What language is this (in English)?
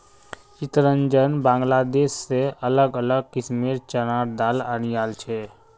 Magahi